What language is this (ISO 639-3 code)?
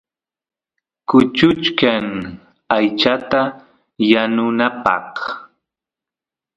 qus